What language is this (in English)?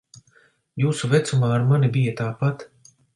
Latvian